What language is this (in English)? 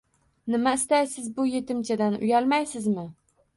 Uzbek